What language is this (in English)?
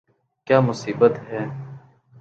Urdu